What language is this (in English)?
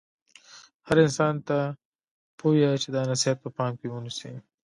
Pashto